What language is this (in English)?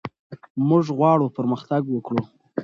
Pashto